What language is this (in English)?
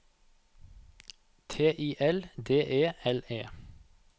Norwegian